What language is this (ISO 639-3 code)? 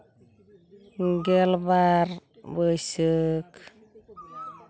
sat